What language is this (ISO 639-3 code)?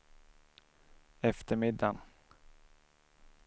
swe